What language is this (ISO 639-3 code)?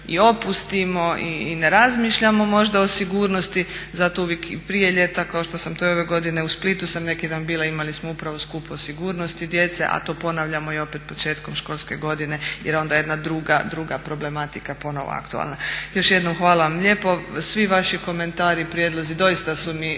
hrv